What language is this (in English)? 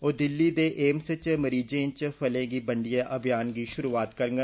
Dogri